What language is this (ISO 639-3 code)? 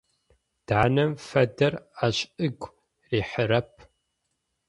ady